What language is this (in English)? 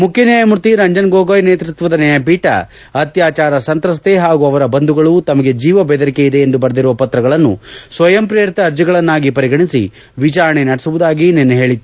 Kannada